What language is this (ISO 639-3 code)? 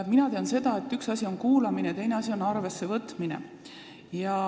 est